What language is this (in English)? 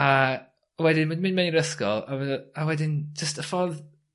Welsh